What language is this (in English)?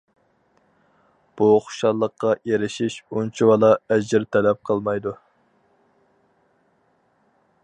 Uyghur